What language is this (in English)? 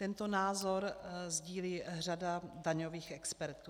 Czech